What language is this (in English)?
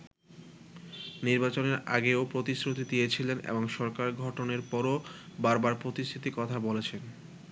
Bangla